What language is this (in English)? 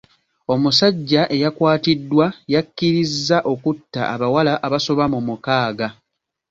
Ganda